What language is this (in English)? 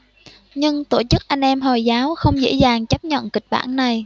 Vietnamese